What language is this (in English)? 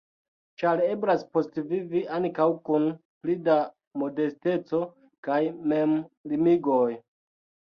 Esperanto